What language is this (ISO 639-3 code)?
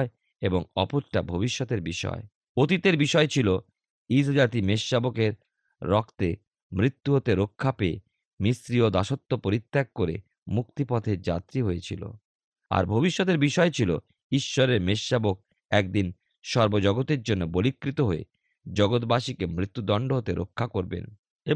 ben